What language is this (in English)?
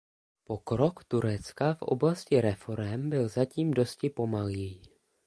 Czech